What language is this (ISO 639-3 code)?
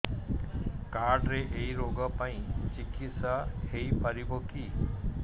ori